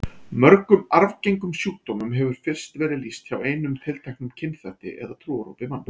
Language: Icelandic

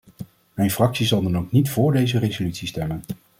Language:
Dutch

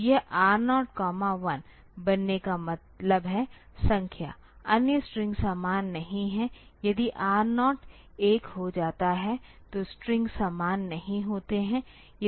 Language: Hindi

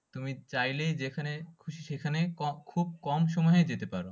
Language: Bangla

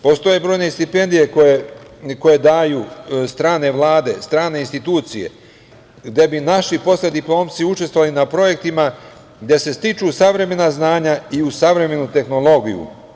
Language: Serbian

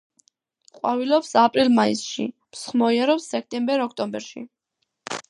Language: Georgian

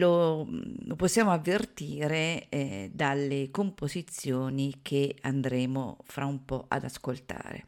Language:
Italian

